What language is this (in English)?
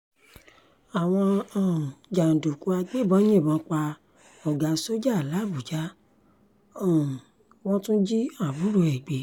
Yoruba